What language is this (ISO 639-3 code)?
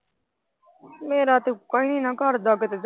pan